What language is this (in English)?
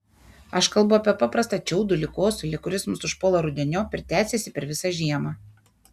Lithuanian